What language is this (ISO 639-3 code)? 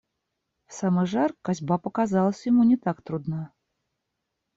rus